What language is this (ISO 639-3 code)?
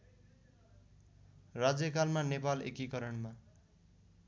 nep